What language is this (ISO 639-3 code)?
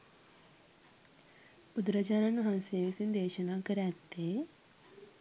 sin